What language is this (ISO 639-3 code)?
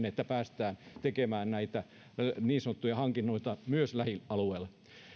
fin